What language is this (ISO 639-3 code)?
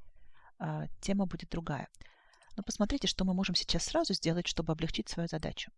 rus